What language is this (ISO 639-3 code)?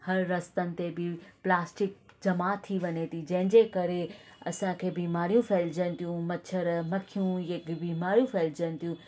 snd